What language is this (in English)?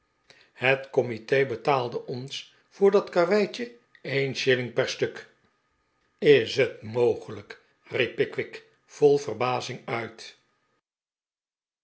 Dutch